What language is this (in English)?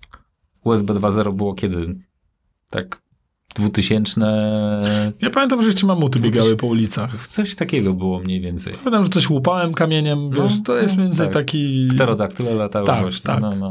Polish